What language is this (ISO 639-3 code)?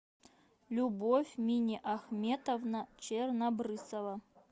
rus